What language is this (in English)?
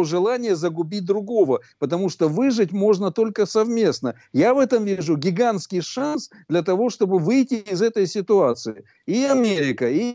Russian